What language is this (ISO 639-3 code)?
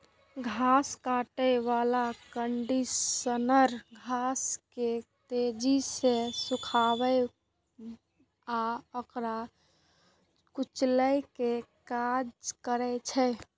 mai